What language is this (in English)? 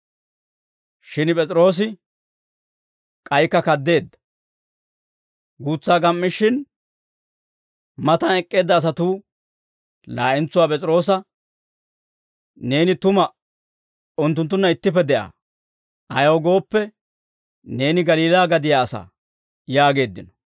Dawro